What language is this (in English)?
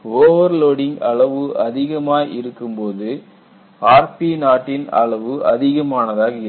Tamil